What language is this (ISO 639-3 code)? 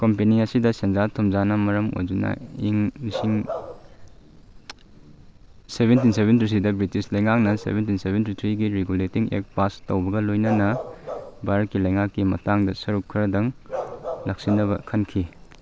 mni